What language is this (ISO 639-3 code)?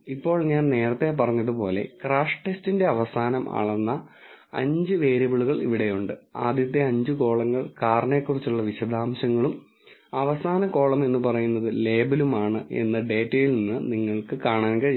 mal